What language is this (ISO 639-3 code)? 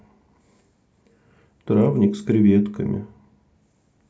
rus